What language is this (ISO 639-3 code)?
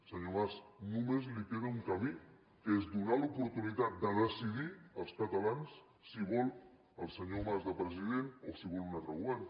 cat